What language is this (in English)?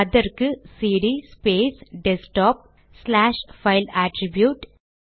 Tamil